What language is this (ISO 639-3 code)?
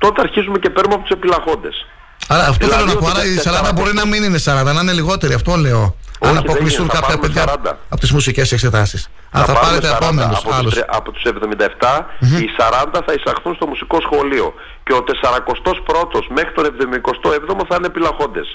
ell